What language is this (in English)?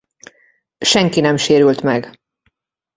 Hungarian